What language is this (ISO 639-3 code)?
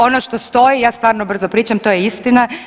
hrv